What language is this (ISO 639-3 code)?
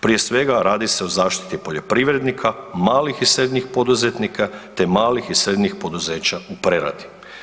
hrv